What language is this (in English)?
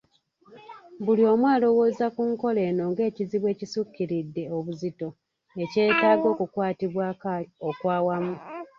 Ganda